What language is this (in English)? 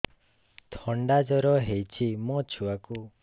Odia